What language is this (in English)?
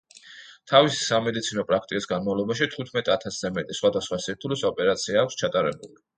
Georgian